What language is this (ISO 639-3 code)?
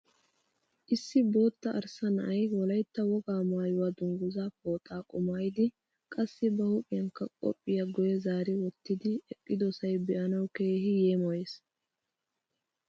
wal